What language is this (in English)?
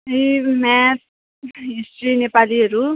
Nepali